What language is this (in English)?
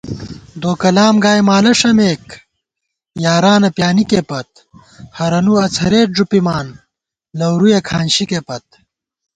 Gawar-Bati